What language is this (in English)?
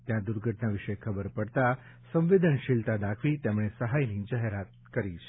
Gujarati